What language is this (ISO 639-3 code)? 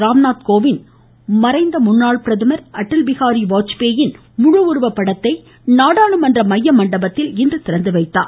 tam